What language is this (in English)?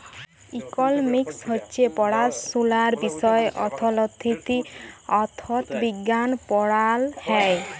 Bangla